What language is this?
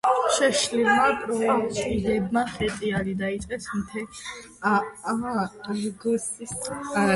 Georgian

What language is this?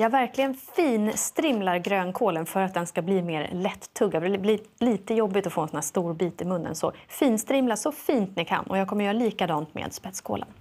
Swedish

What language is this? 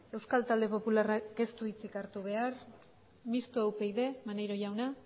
Basque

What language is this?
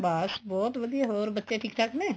Punjabi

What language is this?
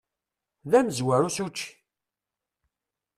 Kabyle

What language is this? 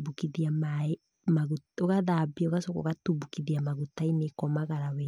Kikuyu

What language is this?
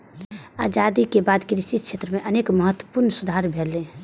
Maithili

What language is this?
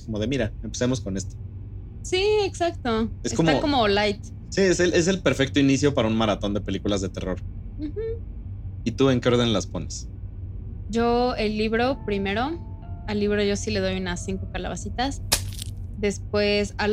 Spanish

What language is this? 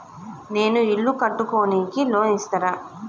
Telugu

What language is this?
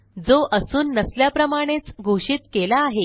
Marathi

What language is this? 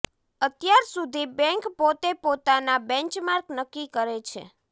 Gujarati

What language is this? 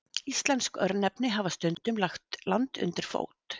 Icelandic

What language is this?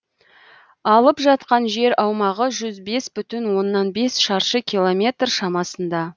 Kazakh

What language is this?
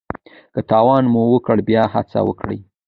Pashto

